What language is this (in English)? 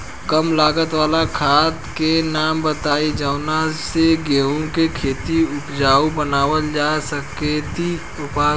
Bhojpuri